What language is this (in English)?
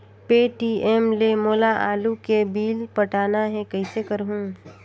Chhattisgarhi